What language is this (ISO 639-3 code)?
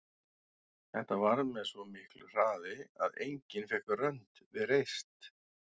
isl